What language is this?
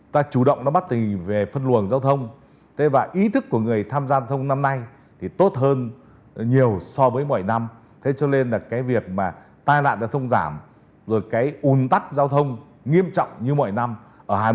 Vietnamese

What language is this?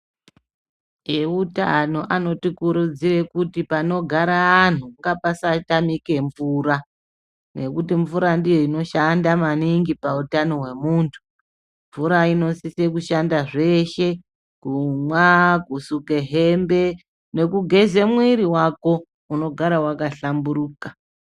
Ndau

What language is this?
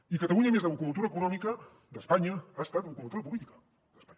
Catalan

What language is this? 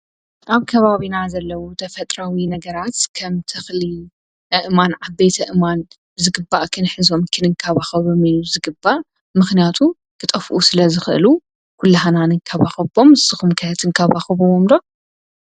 Tigrinya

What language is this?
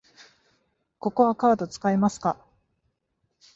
Japanese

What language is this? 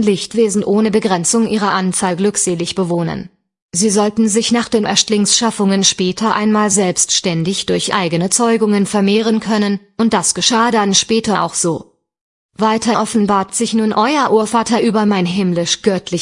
German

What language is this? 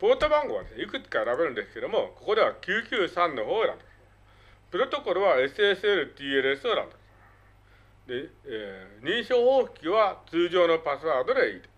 Japanese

